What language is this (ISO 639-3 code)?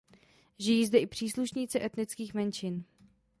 ces